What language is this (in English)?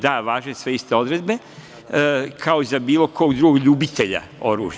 Serbian